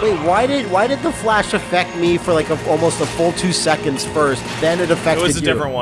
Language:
English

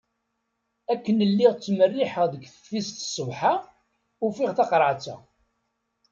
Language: Kabyle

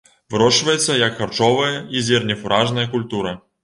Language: Belarusian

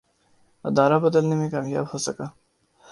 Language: Urdu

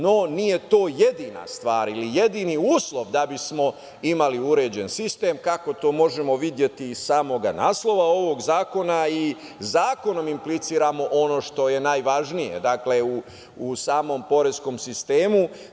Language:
Serbian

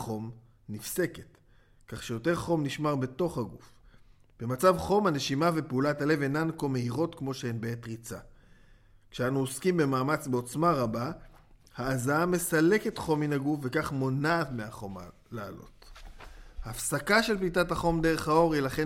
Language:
Hebrew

